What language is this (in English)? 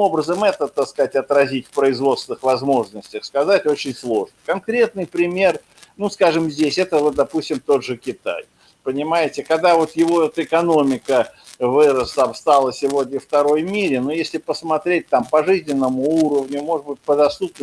Russian